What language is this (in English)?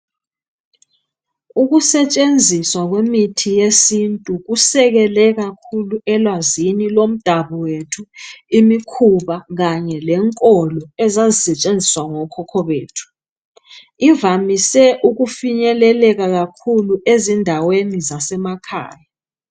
North Ndebele